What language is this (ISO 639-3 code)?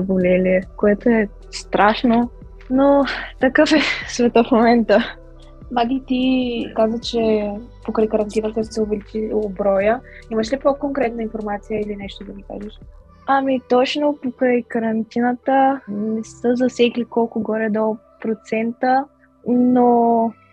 bul